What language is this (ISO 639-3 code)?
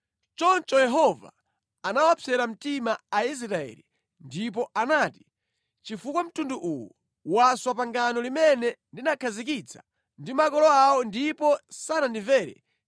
nya